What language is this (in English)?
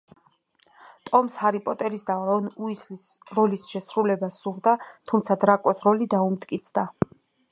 Georgian